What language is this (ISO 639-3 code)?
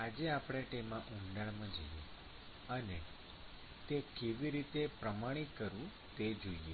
guj